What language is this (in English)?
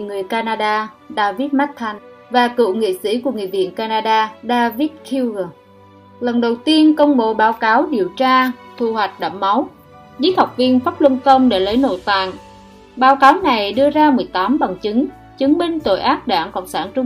Vietnamese